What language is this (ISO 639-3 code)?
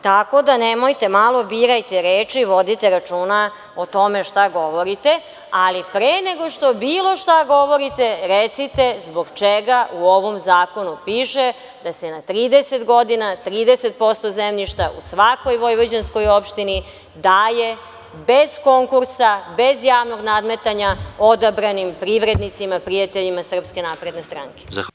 srp